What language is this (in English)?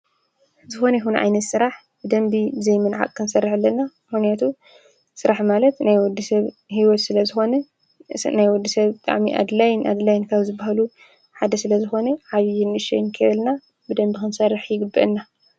Tigrinya